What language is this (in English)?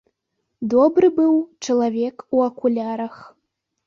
Belarusian